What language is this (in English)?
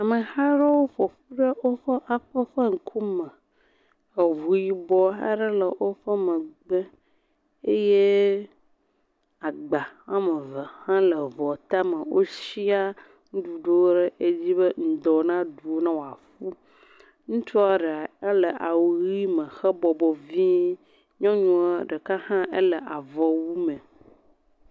Ewe